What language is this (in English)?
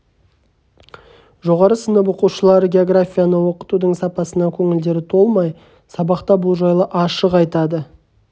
Kazakh